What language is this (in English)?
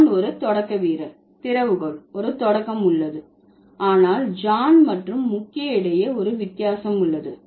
Tamil